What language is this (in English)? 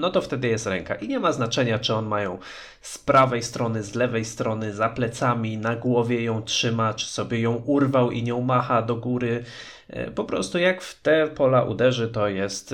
Polish